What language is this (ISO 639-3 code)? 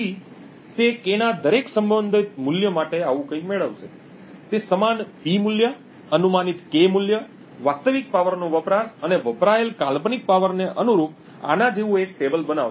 guj